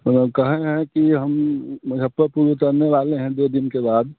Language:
Hindi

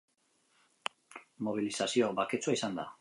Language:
Basque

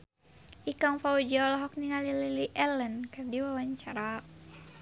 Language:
Sundanese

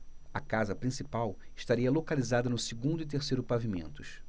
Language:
Portuguese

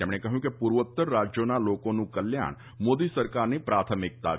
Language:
Gujarati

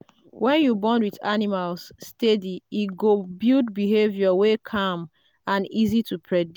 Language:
Nigerian Pidgin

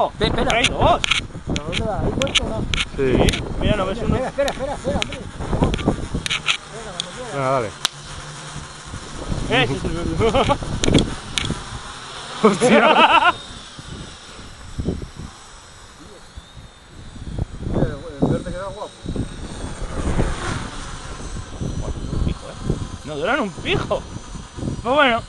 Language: Spanish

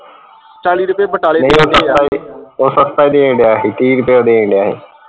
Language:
Punjabi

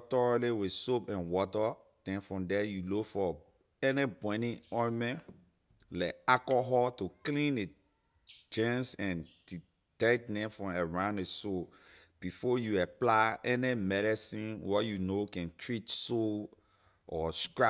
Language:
Liberian English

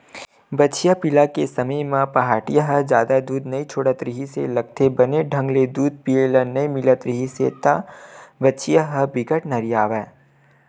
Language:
Chhattisgarhi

